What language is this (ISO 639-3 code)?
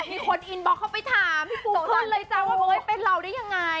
tha